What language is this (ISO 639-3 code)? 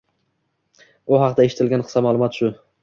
uzb